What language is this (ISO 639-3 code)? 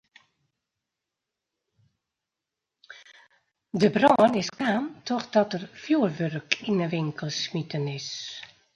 fry